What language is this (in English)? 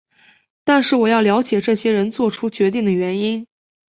Chinese